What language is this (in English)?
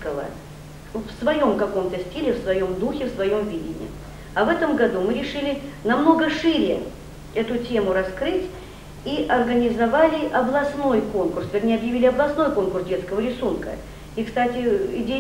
Russian